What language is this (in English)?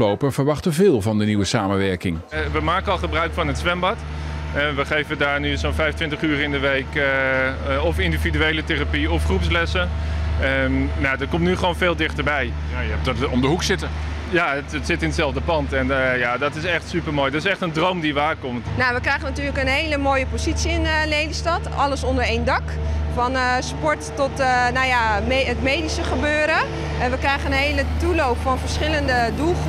Dutch